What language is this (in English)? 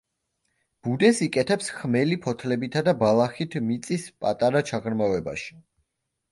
Georgian